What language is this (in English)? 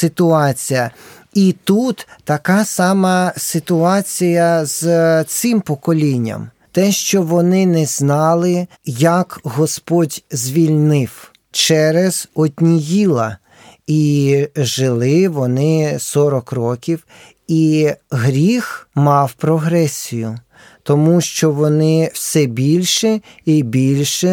Ukrainian